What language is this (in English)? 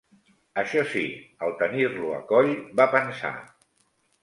Catalan